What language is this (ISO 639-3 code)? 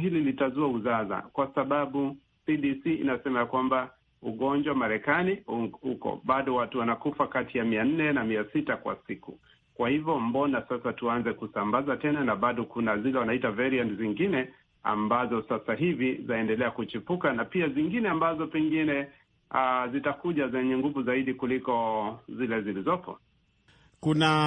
swa